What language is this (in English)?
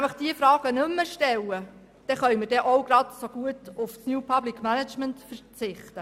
Swiss German